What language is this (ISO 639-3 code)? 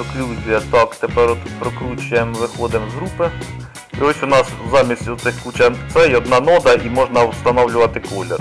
ukr